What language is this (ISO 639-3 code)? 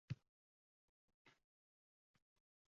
uzb